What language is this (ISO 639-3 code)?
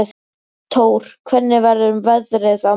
isl